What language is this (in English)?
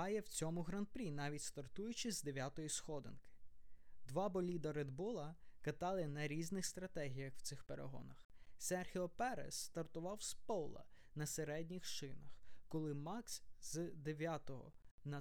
Ukrainian